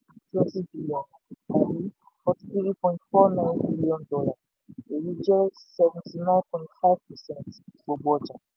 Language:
Yoruba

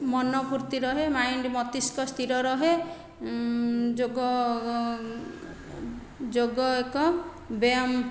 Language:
Odia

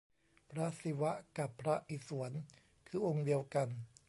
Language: Thai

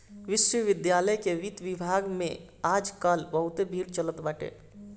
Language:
Bhojpuri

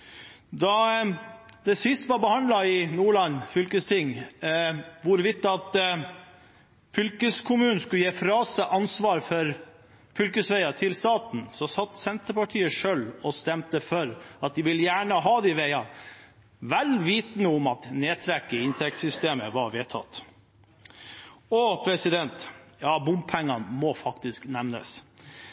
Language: Norwegian Bokmål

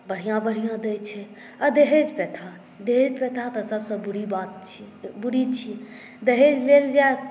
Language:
Maithili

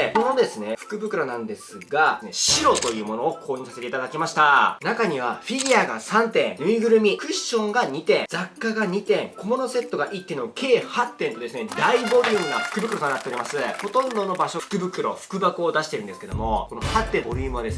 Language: Japanese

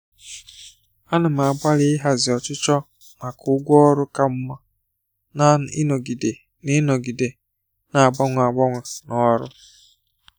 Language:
Igbo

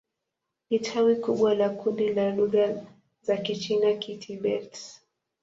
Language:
Swahili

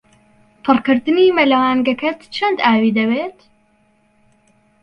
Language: Central Kurdish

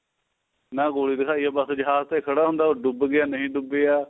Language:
Punjabi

